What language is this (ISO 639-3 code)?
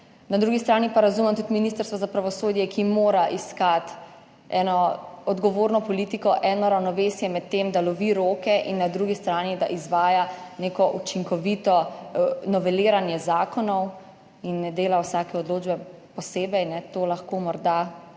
slv